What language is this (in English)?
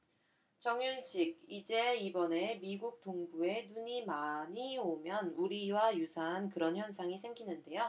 Korean